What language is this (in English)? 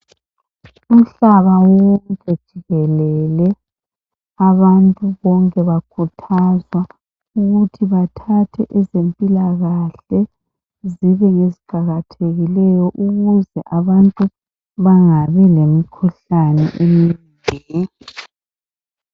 North Ndebele